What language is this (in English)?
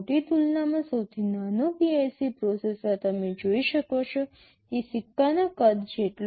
Gujarati